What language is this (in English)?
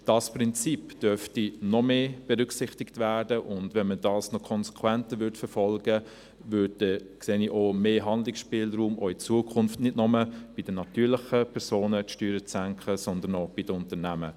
Swiss German